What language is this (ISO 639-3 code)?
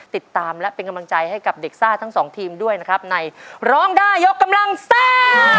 tha